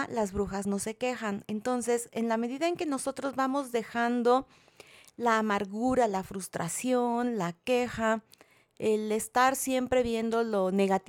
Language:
Spanish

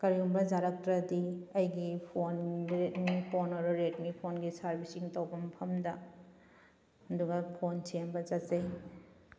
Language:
Manipuri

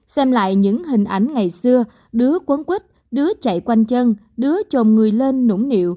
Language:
Vietnamese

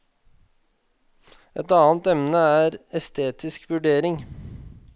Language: Norwegian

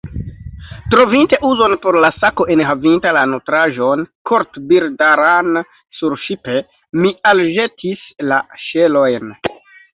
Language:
Esperanto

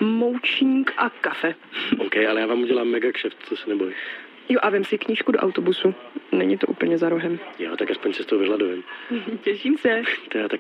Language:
Czech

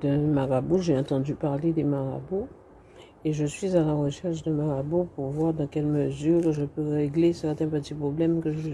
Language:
French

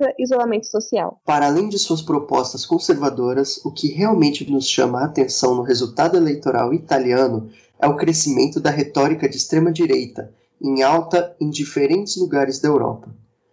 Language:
Portuguese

